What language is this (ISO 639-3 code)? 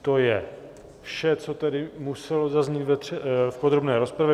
ces